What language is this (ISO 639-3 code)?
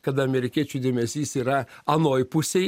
lit